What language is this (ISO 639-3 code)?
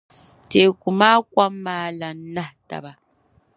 dag